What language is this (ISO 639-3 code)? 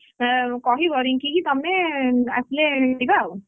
ori